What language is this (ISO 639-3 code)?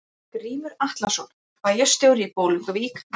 isl